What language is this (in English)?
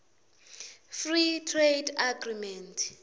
Swati